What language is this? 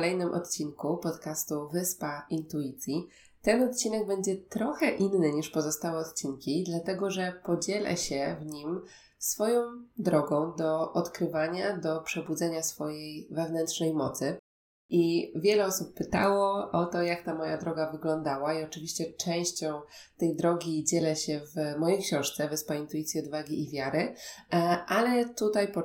Polish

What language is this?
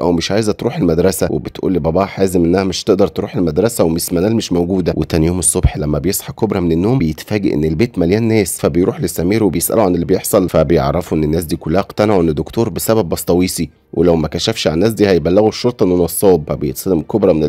Arabic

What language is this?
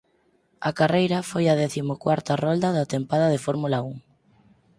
Galician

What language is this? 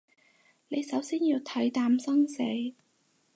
Cantonese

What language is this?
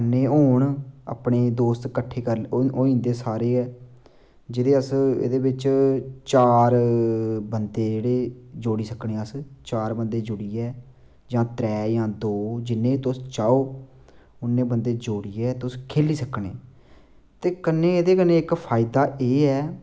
Dogri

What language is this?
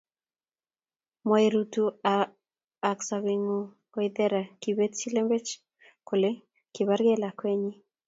Kalenjin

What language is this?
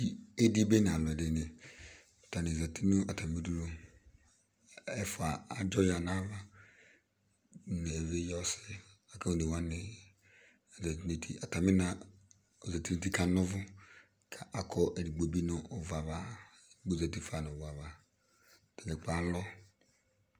Ikposo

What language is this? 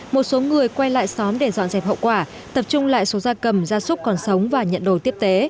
Vietnamese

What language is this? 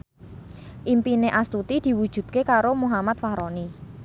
Javanese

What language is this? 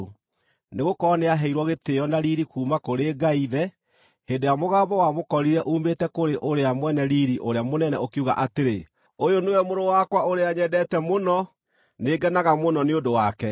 Kikuyu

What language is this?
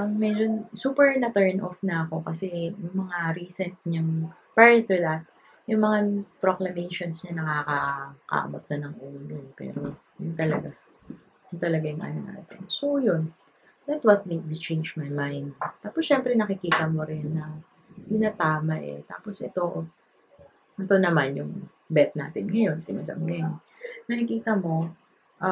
Filipino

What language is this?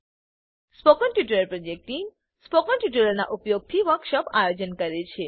Gujarati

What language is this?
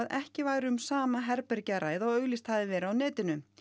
Icelandic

